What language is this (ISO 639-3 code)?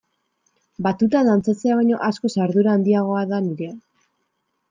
eus